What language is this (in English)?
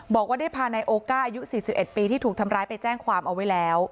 Thai